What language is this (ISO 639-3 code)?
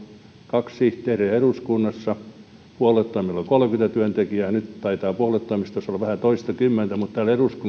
fin